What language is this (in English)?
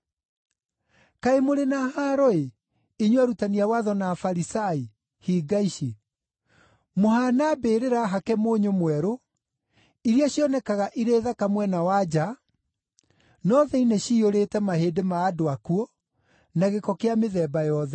Kikuyu